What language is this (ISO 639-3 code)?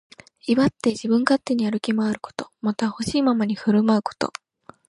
jpn